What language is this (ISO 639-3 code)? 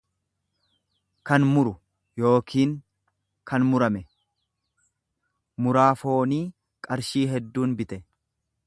orm